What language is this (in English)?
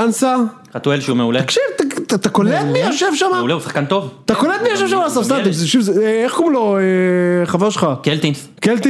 Hebrew